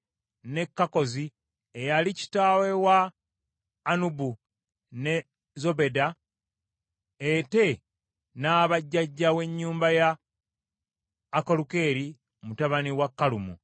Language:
Ganda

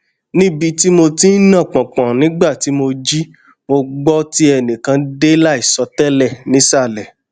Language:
Yoruba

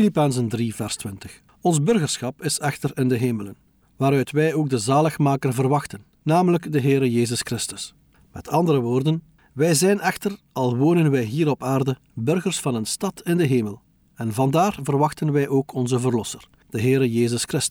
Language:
Dutch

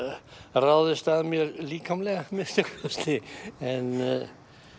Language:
Icelandic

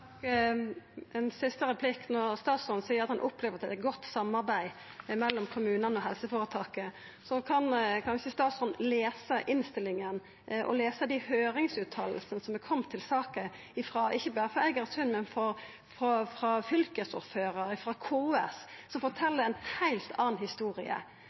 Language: Norwegian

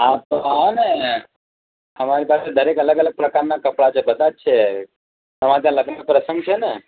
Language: Gujarati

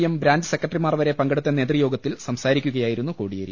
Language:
Malayalam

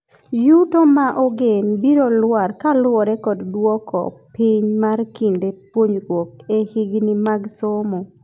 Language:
Luo (Kenya and Tanzania)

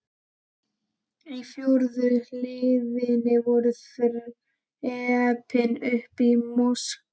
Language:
Icelandic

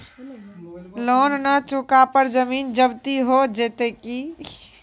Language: Maithili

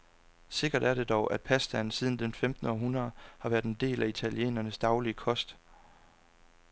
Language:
Danish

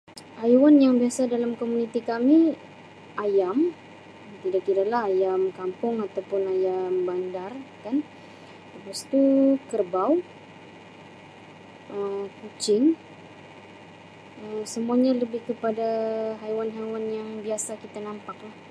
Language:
Sabah Malay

